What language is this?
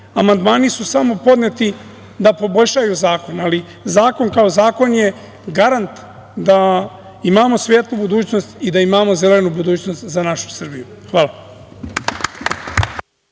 Serbian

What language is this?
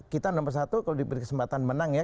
Indonesian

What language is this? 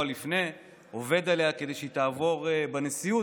Hebrew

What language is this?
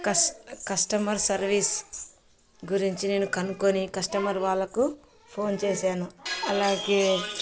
Telugu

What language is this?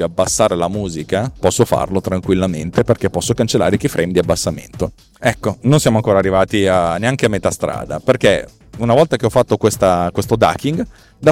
Italian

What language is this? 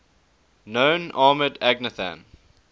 English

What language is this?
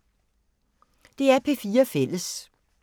Danish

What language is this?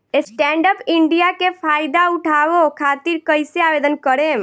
Bhojpuri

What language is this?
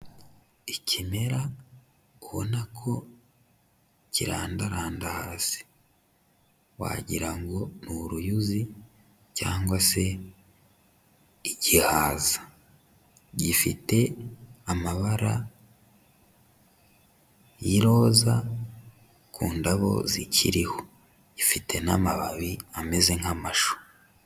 Kinyarwanda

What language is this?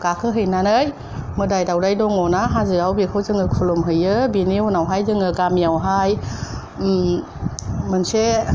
Bodo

